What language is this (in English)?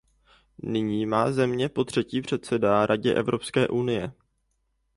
Czech